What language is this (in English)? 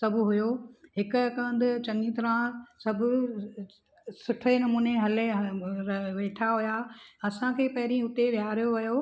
Sindhi